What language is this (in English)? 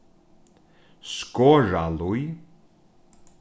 Faroese